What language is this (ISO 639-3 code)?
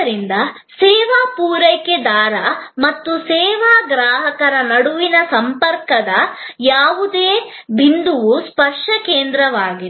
kan